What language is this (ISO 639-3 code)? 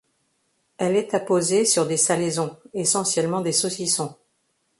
fra